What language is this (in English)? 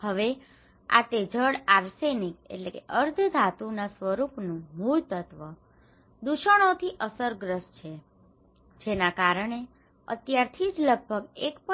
Gujarati